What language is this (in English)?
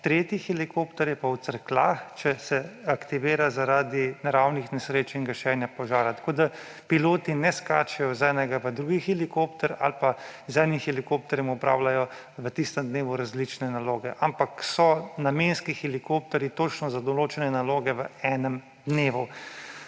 Slovenian